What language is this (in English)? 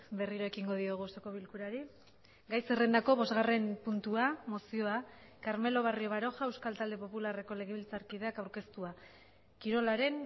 Basque